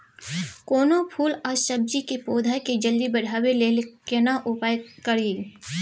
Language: Maithili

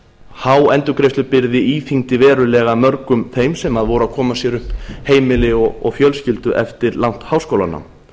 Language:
Icelandic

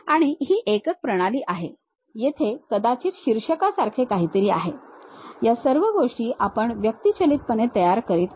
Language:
Marathi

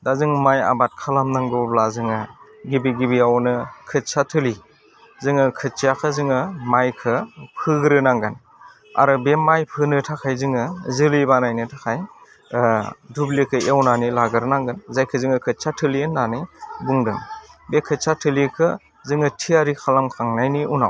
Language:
Bodo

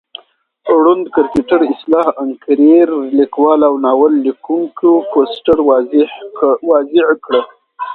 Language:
Pashto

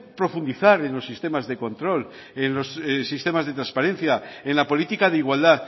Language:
Spanish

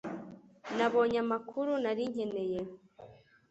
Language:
Kinyarwanda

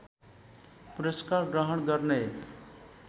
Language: Nepali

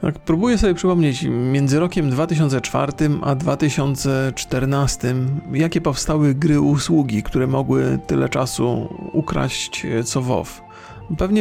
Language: Polish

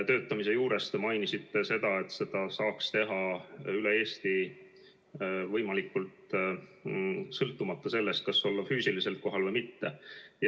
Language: Estonian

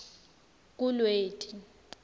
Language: Swati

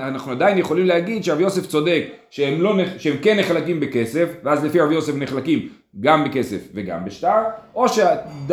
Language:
Hebrew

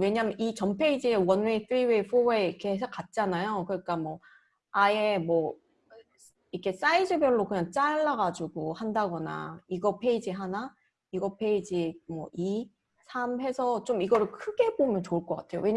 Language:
Korean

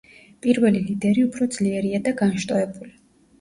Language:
Georgian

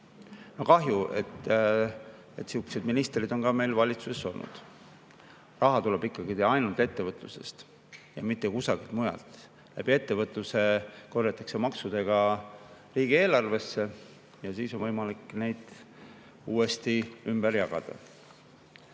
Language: Estonian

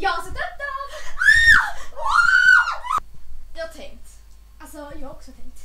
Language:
Swedish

